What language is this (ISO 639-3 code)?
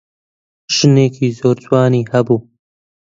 ckb